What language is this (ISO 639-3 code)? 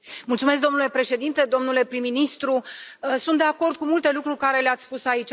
ron